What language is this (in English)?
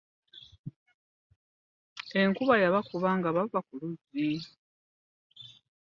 Ganda